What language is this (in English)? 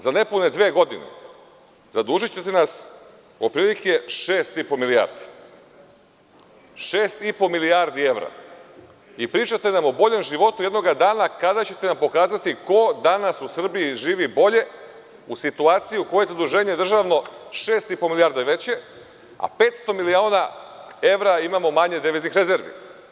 Serbian